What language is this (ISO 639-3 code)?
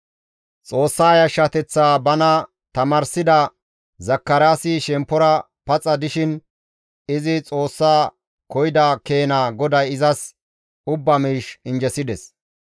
gmv